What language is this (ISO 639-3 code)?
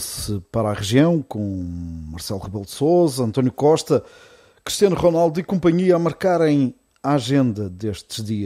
por